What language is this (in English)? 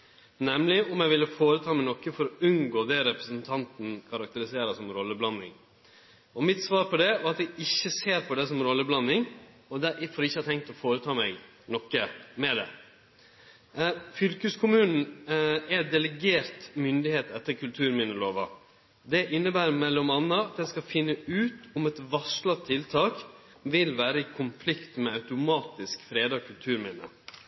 Norwegian Nynorsk